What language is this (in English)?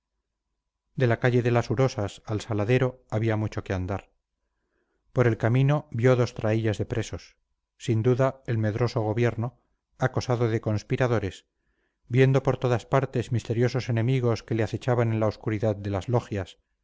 Spanish